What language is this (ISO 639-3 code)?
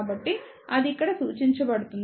tel